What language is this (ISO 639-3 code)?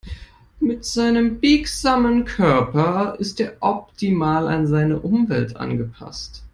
deu